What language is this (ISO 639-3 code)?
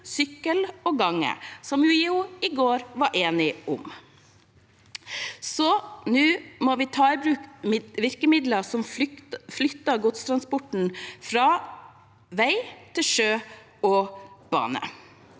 nor